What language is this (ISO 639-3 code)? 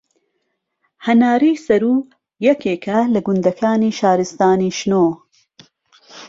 ckb